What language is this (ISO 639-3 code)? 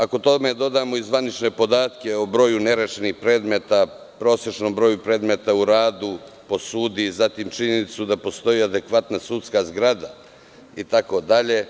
srp